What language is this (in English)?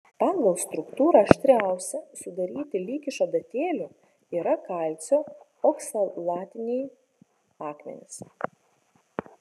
Lithuanian